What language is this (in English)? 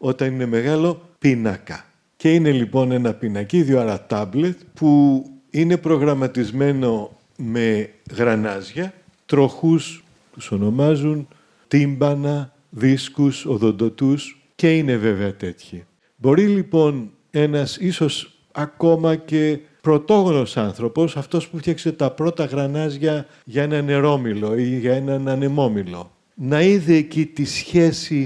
Greek